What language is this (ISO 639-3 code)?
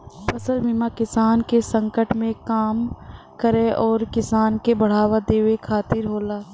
bho